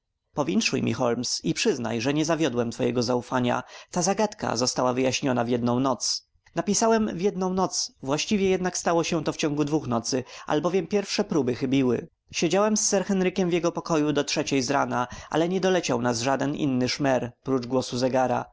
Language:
Polish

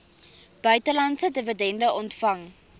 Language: Afrikaans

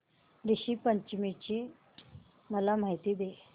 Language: Marathi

